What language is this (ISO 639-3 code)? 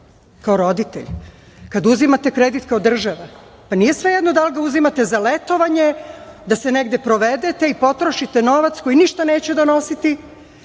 srp